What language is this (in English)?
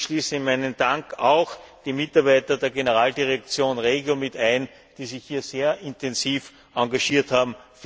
German